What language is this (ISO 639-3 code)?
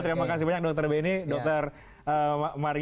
ind